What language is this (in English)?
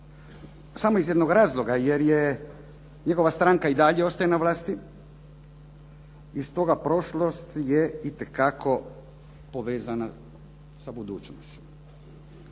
Croatian